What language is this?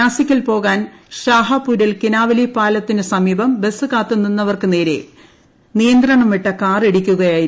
Malayalam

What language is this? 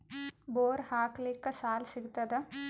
Kannada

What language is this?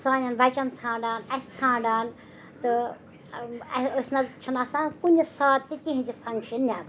Kashmiri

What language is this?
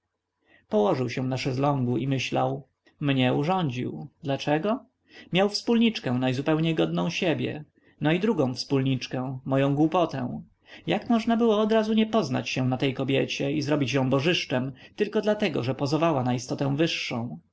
Polish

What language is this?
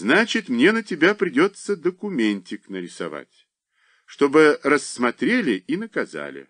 Russian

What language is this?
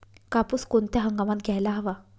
Marathi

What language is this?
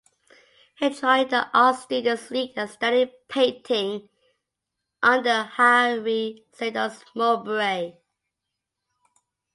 English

